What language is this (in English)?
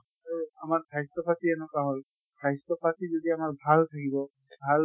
Assamese